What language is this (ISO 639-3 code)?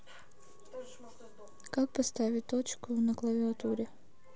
rus